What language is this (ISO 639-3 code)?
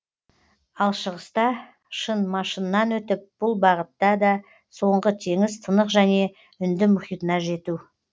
kaz